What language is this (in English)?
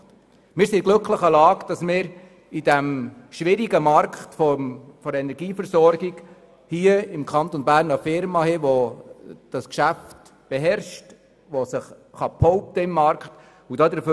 Swiss German